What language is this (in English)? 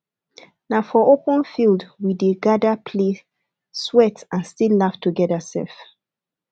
Nigerian Pidgin